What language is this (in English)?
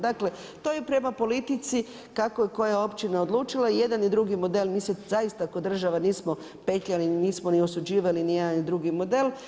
Croatian